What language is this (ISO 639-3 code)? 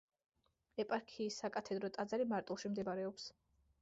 kat